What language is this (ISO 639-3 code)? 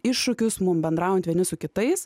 lit